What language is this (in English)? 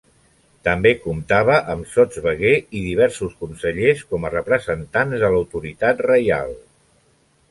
Catalan